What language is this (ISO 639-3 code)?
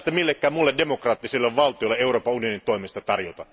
fin